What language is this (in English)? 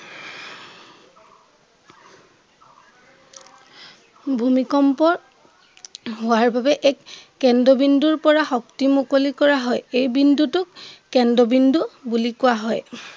Assamese